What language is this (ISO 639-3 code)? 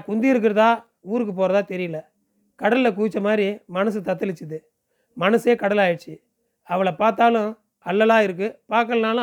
tam